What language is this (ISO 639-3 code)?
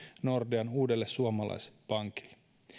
fin